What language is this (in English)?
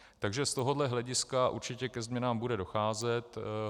Czech